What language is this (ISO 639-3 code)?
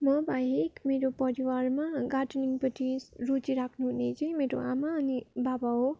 nep